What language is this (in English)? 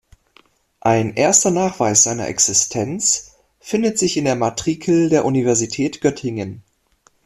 German